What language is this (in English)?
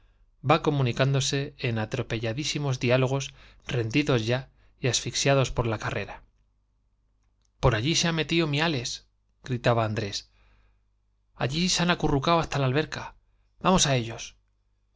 Spanish